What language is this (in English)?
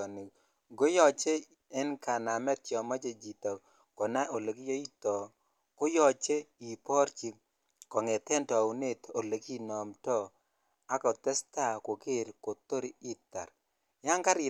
Kalenjin